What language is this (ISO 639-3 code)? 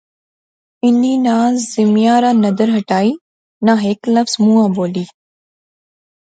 phr